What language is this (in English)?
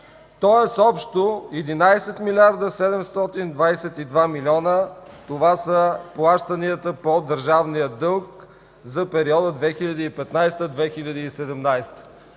Bulgarian